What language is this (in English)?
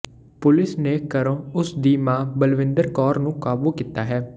Punjabi